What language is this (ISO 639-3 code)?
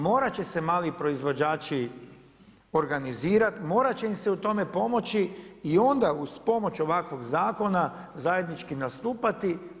hrv